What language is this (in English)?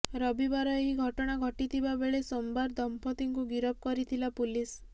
Odia